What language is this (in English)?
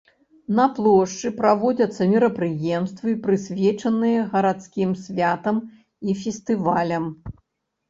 Belarusian